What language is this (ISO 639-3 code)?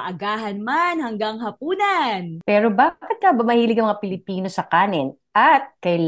fil